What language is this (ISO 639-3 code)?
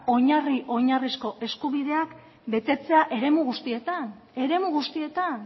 eus